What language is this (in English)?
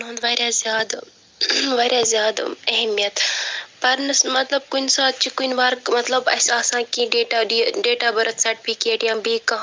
Kashmiri